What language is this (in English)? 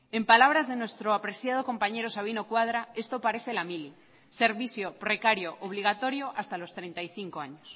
Spanish